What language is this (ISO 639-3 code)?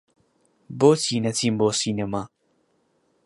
ckb